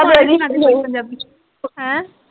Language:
Punjabi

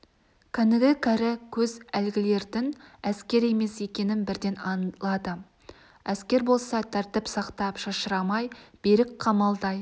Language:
Kazakh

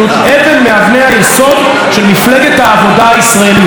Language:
Hebrew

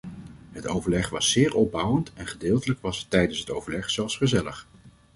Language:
Dutch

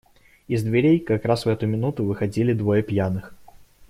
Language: Russian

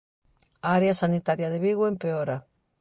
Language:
Galician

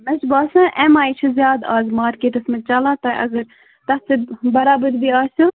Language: Kashmiri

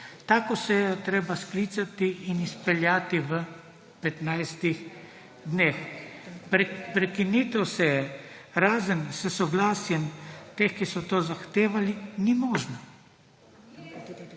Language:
Slovenian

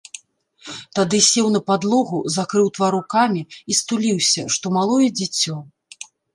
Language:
Belarusian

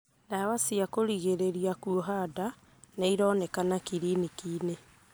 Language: Kikuyu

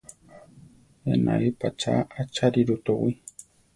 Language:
Central Tarahumara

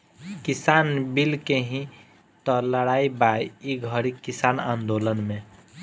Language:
Bhojpuri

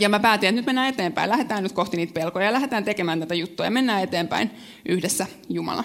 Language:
Finnish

